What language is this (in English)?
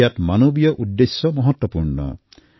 Assamese